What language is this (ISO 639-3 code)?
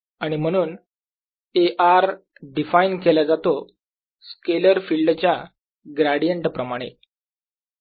mar